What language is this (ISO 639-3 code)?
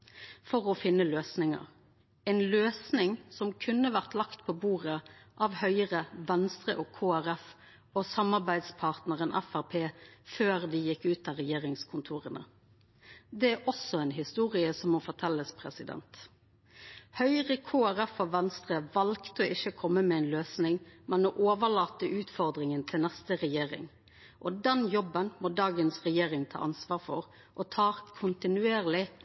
nno